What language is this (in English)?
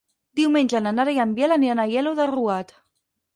Catalan